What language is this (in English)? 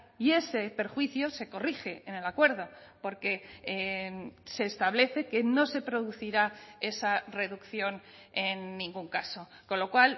Spanish